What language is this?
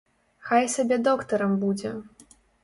Belarusian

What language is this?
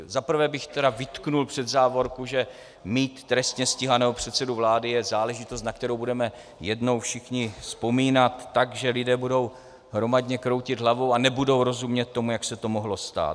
Czech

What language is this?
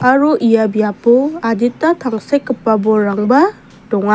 Garo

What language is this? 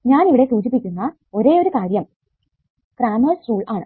Malayalam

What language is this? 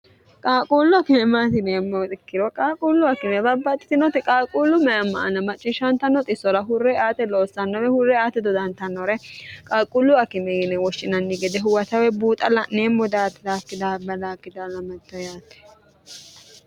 Sidamo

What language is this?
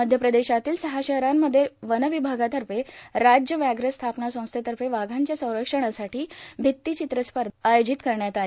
Marathi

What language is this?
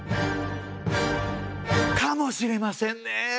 Japanese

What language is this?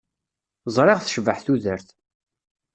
Kabyle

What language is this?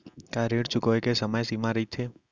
Chhattisgarhi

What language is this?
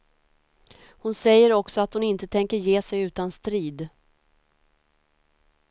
Swedish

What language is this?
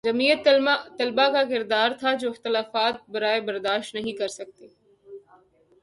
Urdu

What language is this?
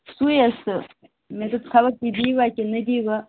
Kashmiri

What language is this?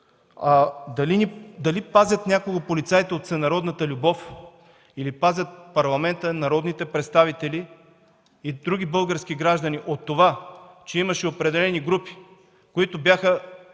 Bulgarian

